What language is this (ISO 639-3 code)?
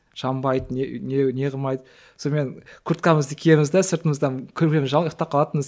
kaz